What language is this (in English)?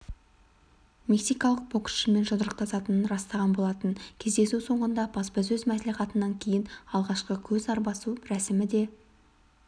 Kazakh